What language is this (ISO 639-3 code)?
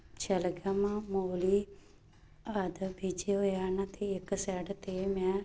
pan